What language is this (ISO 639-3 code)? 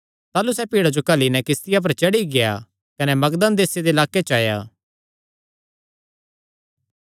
xnr